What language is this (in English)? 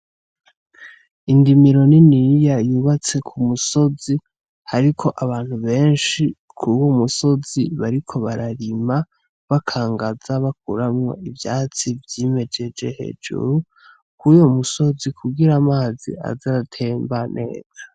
Rundi